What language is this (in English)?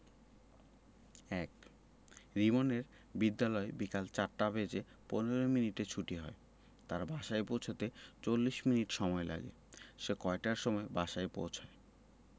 Bangla